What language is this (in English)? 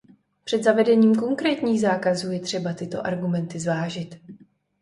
Czech